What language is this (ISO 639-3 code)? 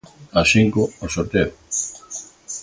glg